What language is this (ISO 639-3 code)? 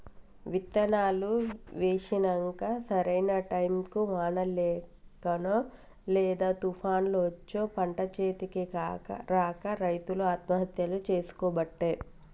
tel